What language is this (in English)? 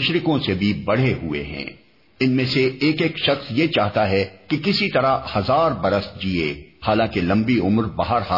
Urdu